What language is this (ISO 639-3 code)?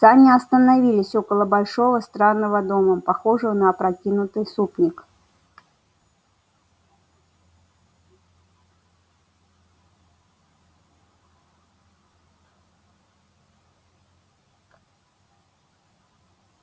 rus